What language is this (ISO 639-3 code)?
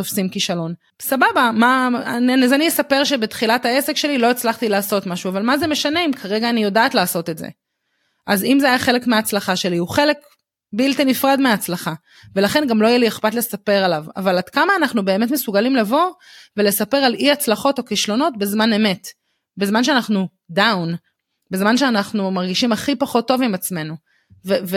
heb